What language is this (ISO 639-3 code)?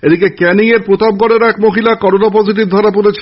ben